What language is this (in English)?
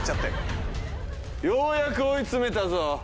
Japanese